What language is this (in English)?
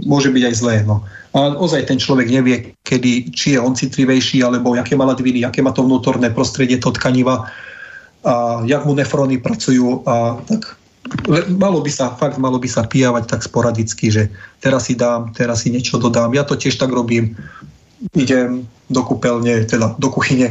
Slovak